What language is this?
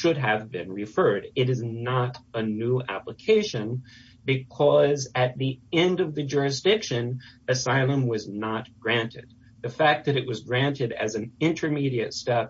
English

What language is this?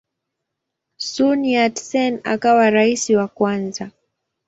Swahili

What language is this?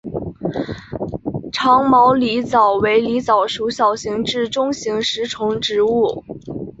Chinese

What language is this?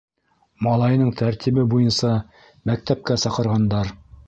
Bashkir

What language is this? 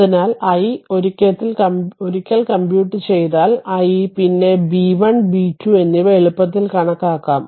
Malayalam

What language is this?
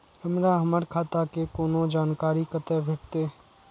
Maithili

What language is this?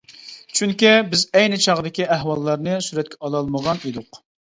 Uyghur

